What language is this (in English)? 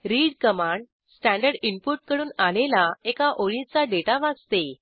Marathi